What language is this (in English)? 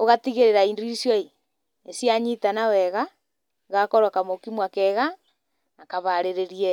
Kikuyu